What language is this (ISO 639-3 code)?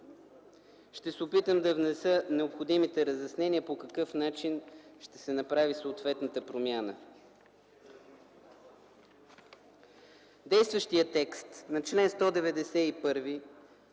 bul